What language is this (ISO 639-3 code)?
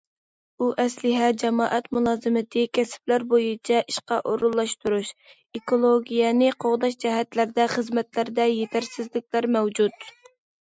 uig